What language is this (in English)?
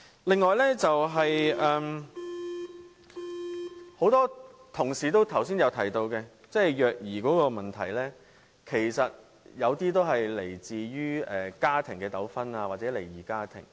Cantonese